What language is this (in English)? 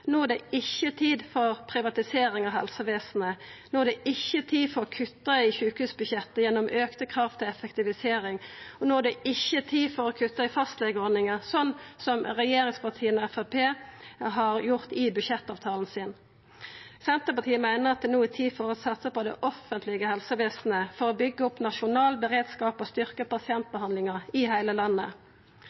Norwegian Nynorsk